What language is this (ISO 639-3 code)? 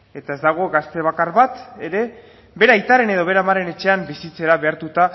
eus